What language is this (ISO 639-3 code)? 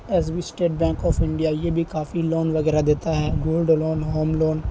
urd